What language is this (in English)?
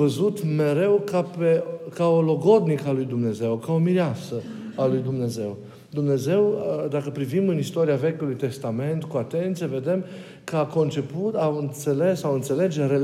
Romanian